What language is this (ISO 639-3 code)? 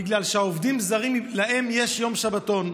heb